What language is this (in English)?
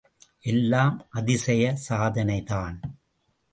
Tamil